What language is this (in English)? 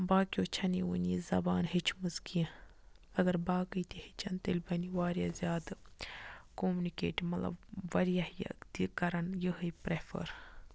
Kashmiri